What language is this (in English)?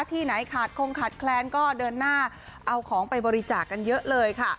Thai